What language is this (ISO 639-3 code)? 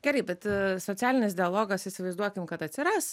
lit